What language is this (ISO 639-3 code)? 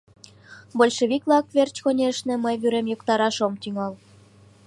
chm